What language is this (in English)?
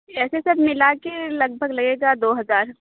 Urdu